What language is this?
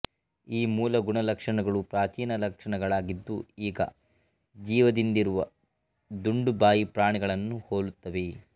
Kannada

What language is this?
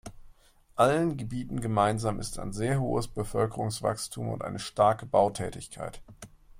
German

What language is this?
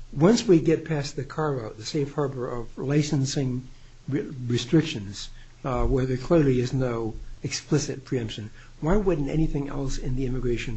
English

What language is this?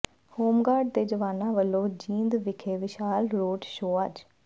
Punjabi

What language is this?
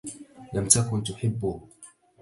Arabic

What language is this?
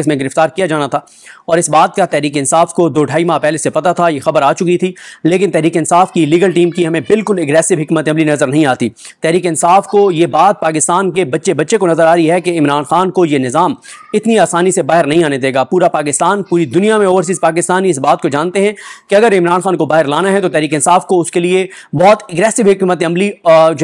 Hindi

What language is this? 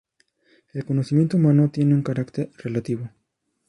Spanish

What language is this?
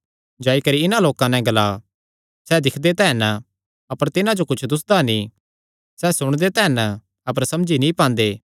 Kangri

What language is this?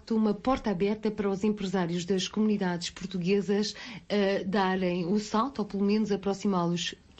Portuguese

